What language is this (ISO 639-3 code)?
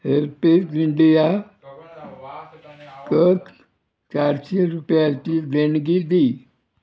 kok